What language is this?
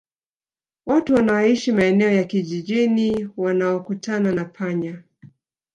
Swahili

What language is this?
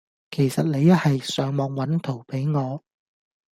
Cantonese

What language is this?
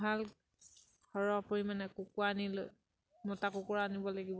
Assamese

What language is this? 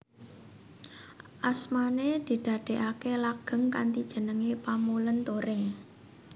Javanese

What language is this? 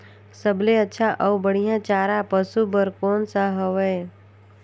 Chhattisgarhi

